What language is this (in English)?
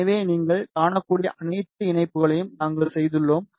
Tamil